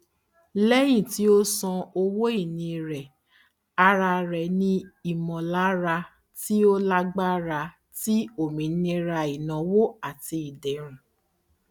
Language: Yoruba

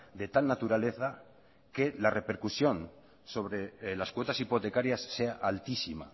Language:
Spanish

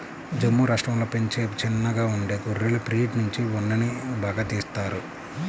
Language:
Telugu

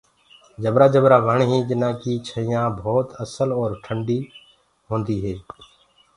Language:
Gurgula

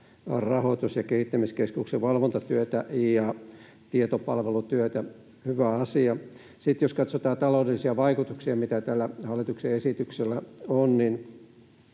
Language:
Finnish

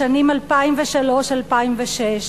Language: Hebrew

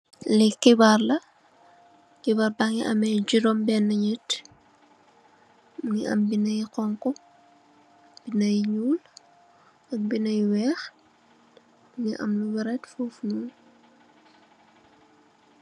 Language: Wolof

